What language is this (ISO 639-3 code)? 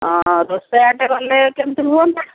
ori